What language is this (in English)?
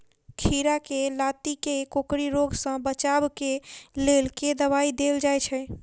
Maithili